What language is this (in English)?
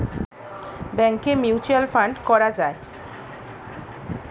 Bangla